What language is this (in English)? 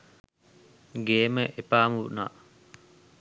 Sinhala